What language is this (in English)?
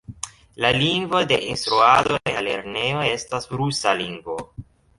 Esperanto